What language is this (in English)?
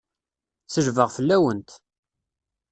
Kabyle